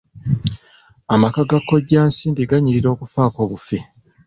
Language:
Ganda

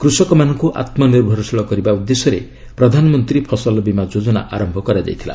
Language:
Odia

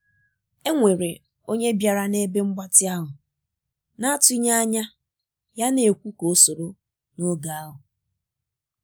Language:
Igbo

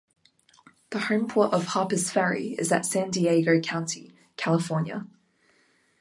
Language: English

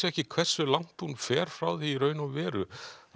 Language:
Icelandic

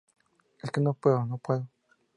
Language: Spanish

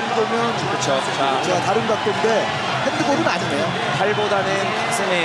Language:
Korean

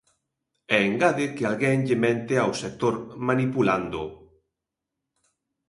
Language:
Galician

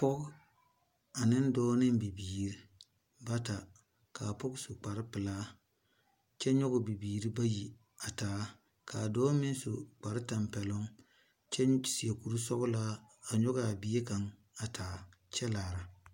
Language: Southern Dagaare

